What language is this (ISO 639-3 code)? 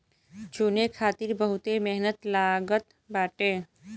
bho